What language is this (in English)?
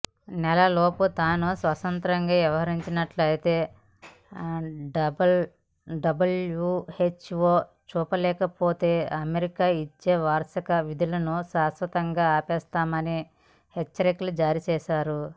Telugu